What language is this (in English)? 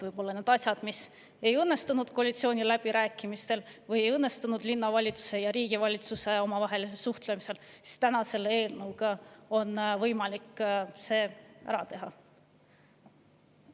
Estonian